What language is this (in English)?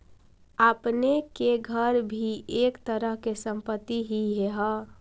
Magahi